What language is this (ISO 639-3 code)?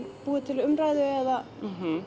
isl